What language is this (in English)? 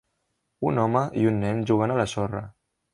Catalan